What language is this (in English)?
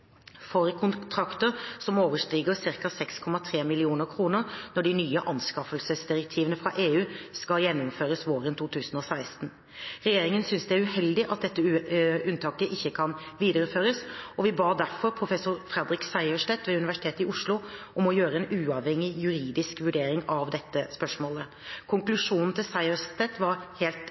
Norwegian Bokmål